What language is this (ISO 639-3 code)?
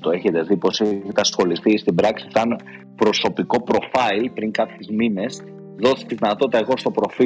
ell